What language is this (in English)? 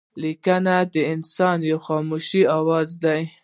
Pashto